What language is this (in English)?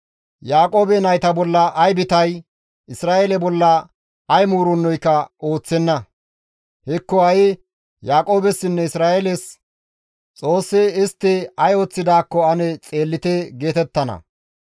Gamo